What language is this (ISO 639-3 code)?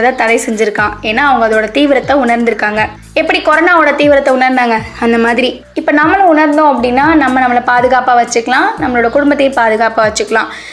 tam